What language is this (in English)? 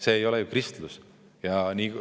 Estonian